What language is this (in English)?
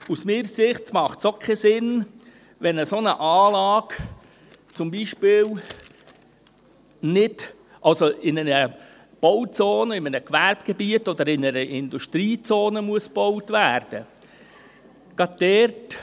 Swiss German